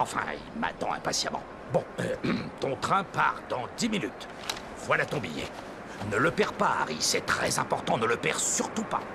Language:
French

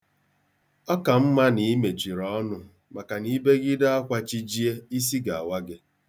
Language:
Igbo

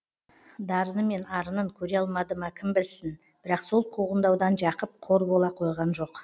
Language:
Kazakh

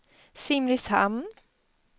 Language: Swedish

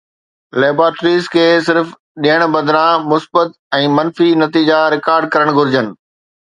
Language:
Sindhi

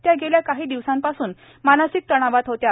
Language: Marathi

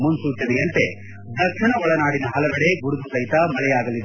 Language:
Kannada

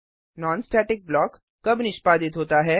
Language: Hindi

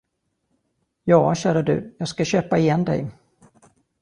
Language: Swedish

